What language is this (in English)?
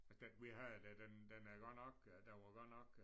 Danish